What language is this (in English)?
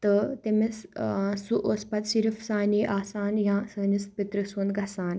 Kashmiri